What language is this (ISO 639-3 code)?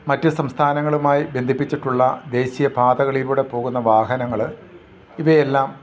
mal